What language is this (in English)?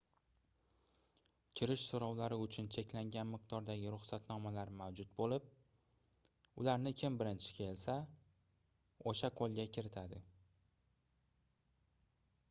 Uzbek